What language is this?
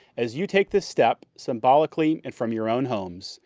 English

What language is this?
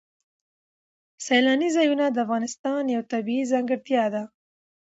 Pashto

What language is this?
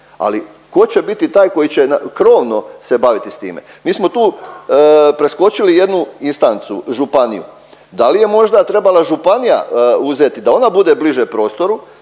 Croatian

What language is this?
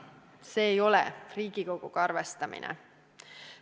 Estonian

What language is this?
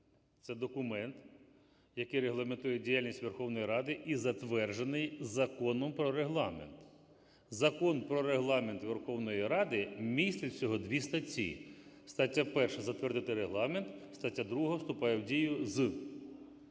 Ukrainian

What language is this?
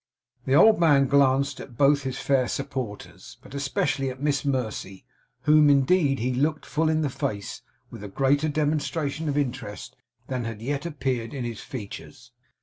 English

